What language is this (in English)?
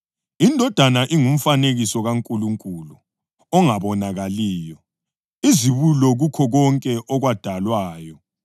North Ndebele